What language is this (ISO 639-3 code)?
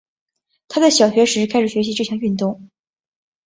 zho